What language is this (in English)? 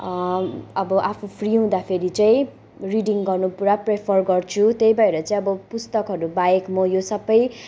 Nepali